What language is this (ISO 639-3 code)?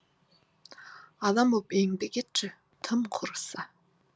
kaz